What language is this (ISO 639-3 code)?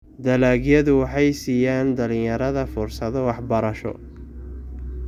som